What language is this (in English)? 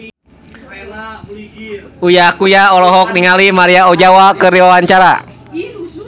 Sundanese